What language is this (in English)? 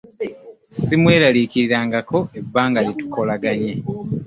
Ganda